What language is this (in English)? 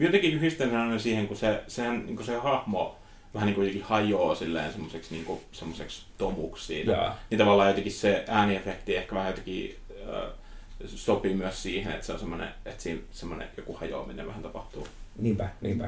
Finnish